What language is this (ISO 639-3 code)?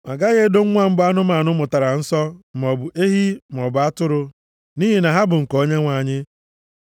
ibo